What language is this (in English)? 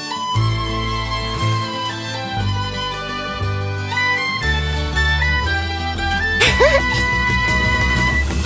Japanese